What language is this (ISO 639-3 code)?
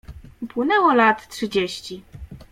pol